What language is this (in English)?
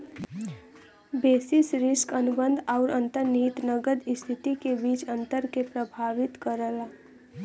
Bhojpuri